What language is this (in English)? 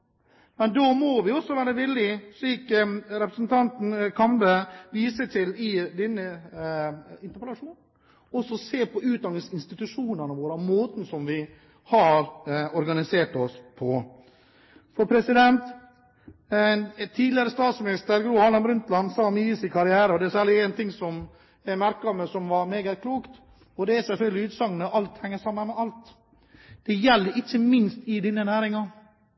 Norwegian Bokmål